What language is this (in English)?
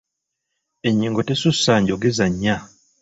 Ganda